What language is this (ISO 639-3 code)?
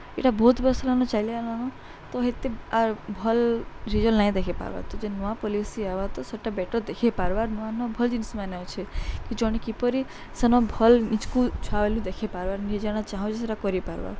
ori